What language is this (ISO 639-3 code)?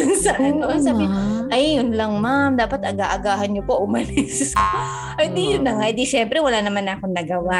fil